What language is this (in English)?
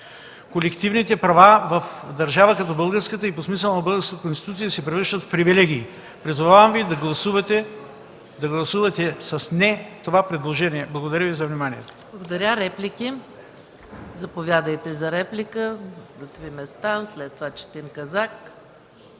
Bulgarian